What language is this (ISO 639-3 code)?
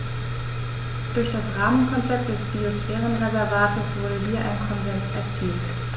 deu